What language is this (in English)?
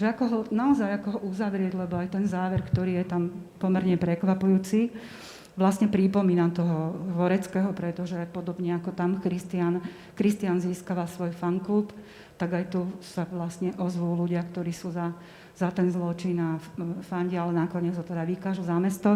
Slovak